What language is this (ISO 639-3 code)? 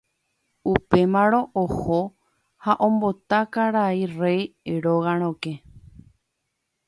grn